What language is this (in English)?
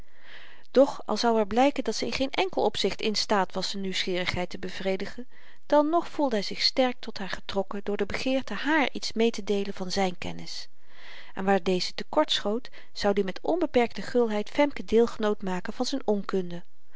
Dutch